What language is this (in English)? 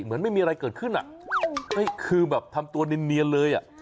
Thai